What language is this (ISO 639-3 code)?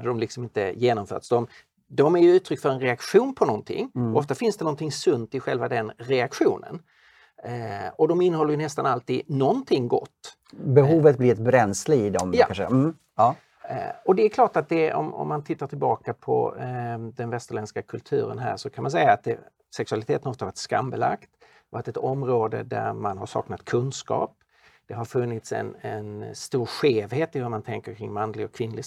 swe